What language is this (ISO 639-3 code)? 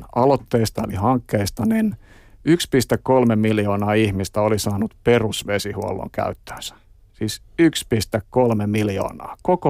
fin